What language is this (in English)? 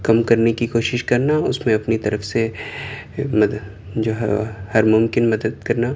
Urdu